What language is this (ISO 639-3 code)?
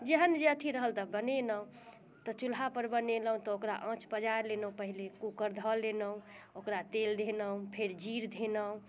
mai